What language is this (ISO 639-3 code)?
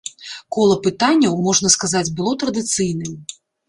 bel